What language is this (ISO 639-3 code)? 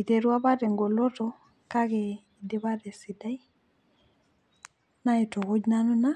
mas